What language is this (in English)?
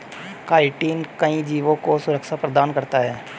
Hindi